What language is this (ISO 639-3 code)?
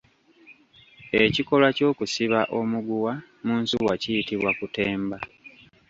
lug